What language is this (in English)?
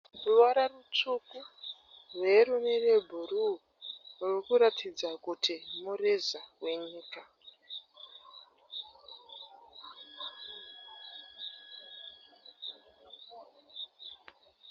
Shona